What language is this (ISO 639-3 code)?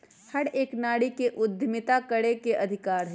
mag